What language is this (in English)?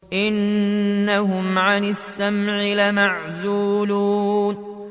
Arabic